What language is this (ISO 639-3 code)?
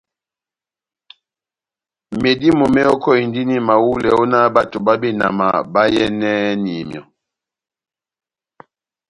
bnm